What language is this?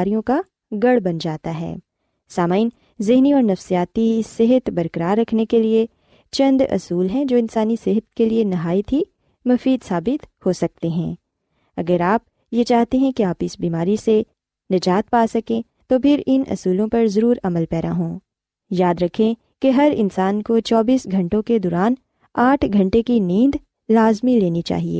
Urdu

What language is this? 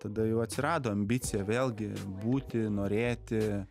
Lithuanian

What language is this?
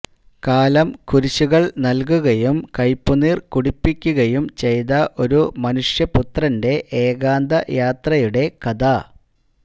Malayalam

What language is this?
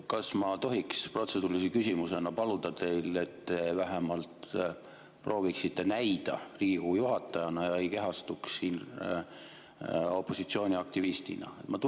Estonian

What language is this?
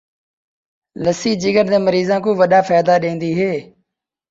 Saraiki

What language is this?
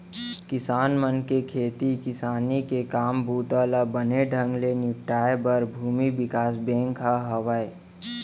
Chhattisgarhi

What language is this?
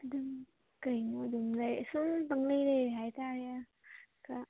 Manipuri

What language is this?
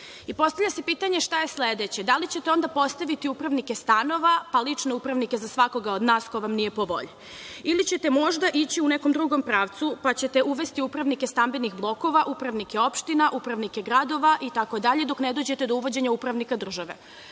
Serbian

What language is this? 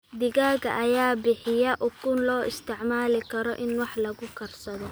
Somali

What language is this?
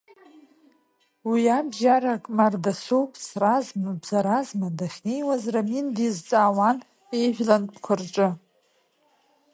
Abkhazian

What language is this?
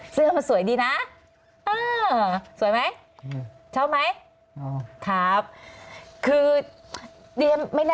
Thai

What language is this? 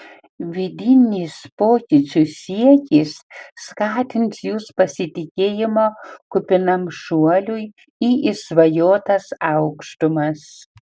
Lithuanian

